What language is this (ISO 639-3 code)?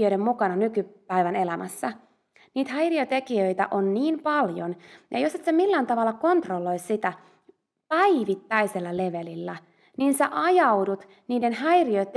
fin